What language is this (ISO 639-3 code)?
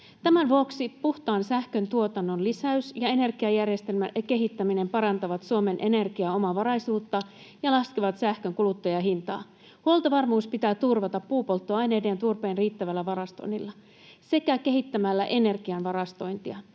fin